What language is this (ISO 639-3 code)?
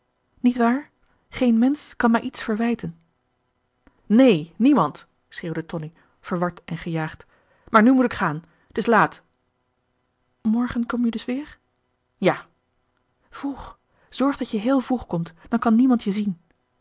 nld